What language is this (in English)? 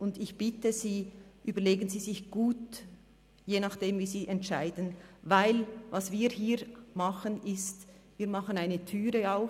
Swiss German